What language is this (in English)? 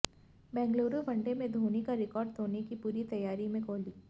Hindi